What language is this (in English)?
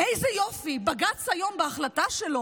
Hebrew